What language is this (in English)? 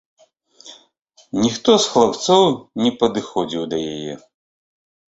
Belarusian